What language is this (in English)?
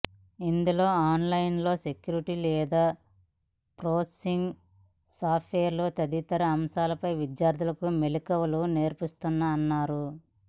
Telugu